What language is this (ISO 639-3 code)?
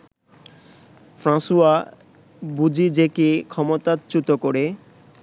ben